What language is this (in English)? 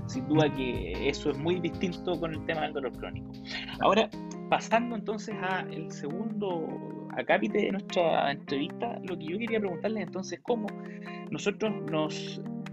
Spanish